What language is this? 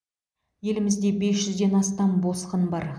Kazakh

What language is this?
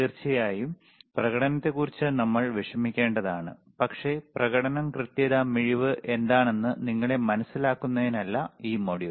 Malayalam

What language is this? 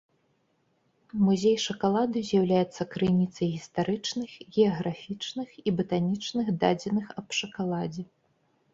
Belarusian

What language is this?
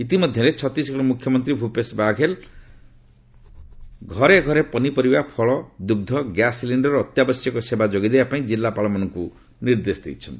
Odia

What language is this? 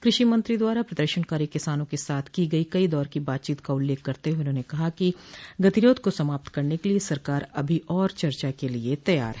Hindi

